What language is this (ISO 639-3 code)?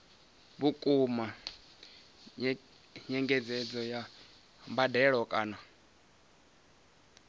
ven